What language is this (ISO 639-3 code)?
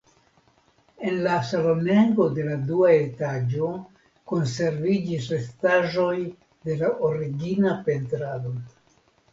epo